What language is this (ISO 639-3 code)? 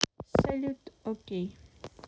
rus